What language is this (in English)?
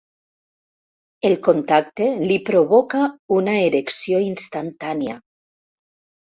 Catalan